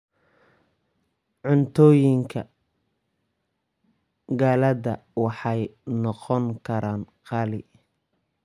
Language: Somali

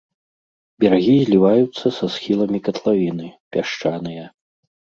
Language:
Belarusian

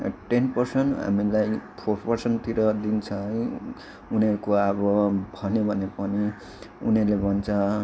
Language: Nepali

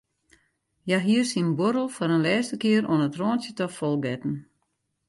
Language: Western Frisian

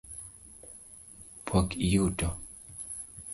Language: Luo (Kenya and Tanzania)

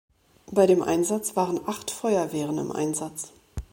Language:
German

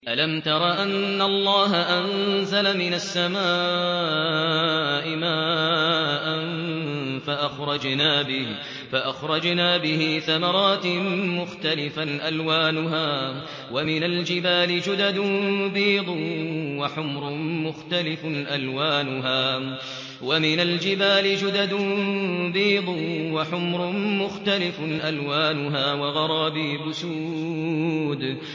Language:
Arabic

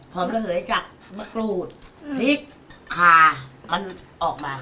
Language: Thai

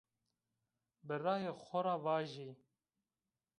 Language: Zaza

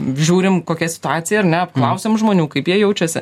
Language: Lithuanian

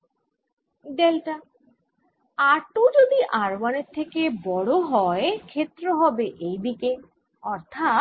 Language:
Bangla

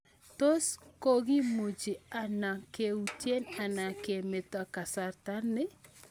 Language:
Kalenjin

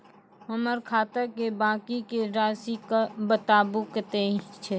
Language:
Maithili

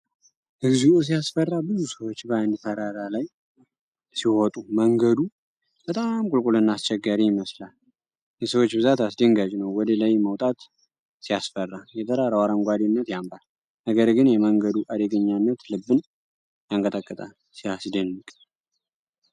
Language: Amharic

